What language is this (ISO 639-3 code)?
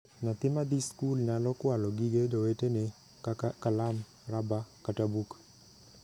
luo